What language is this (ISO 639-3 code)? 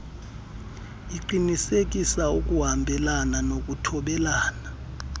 xho